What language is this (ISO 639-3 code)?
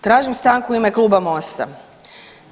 hrv